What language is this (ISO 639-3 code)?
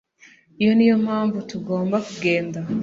kin